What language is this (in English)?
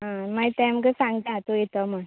Konkani